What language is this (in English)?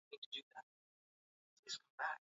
Swahili